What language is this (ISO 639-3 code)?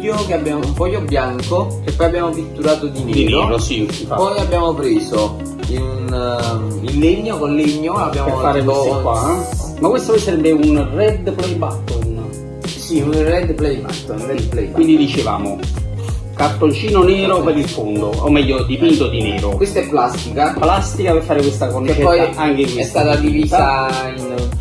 ita